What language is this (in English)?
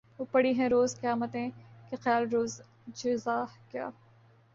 Urdu